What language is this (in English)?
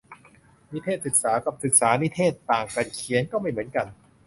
Thai